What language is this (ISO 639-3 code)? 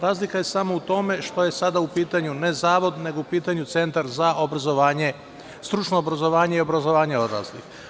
srp